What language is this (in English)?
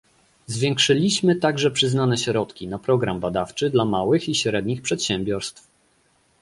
Polish